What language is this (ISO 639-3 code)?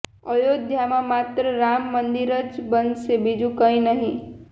guj